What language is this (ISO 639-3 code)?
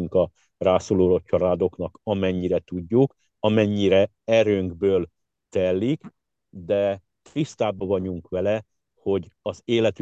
hun